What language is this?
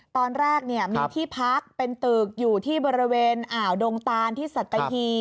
Thai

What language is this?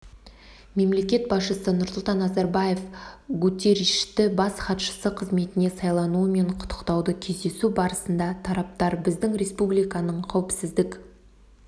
Kazakh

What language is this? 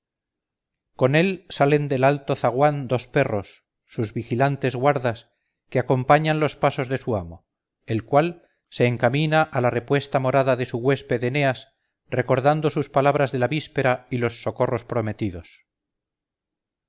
Spanish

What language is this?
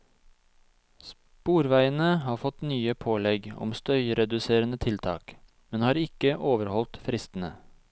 Norwegian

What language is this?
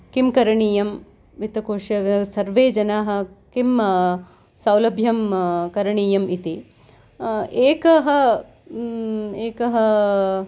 Sanskrit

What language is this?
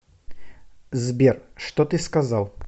Russian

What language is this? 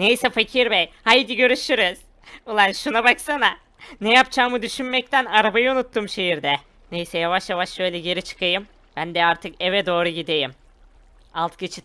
Turkish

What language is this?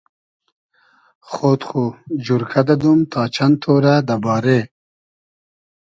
Hazaragi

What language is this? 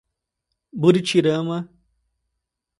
Portuguese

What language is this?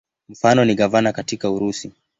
Swahili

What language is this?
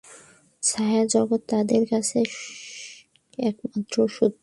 Bangla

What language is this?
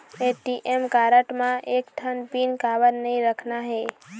Chhattisgarhi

